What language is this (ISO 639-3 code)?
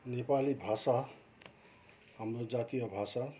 nep